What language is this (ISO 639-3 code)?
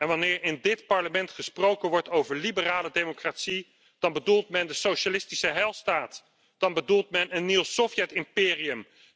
nld